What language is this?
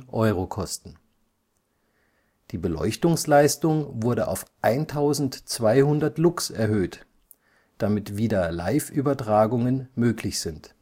German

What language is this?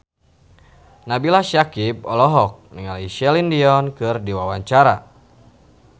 Sundanese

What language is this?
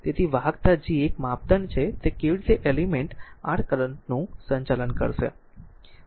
Gujarati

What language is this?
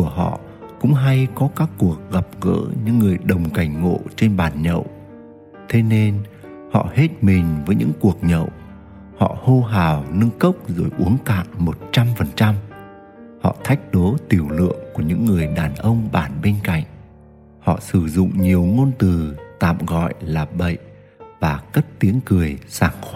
Vietnamese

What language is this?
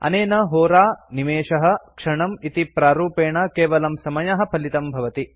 Sanskrit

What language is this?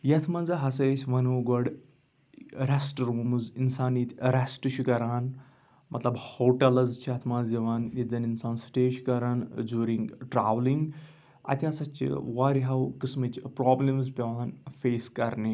Kashmiri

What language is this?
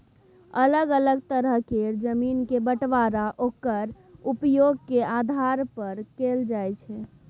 Maithili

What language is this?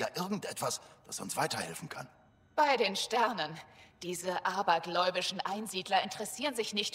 German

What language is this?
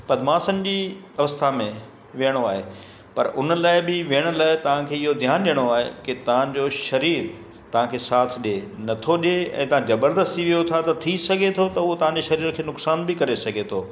Sindhi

